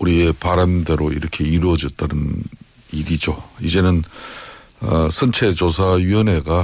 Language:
Korean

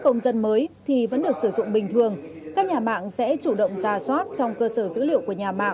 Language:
Vietnamese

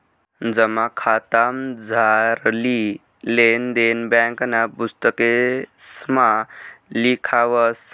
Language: Marathi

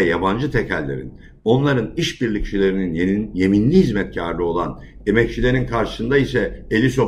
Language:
Turkish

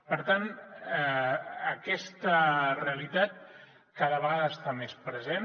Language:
Catalan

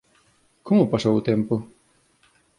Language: Galician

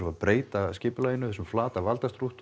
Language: Icelandic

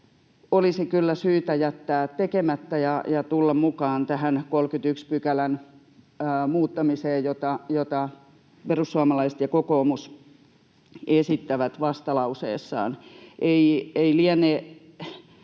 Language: Finnish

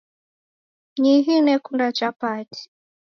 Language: Taita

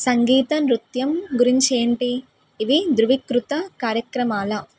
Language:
Telugu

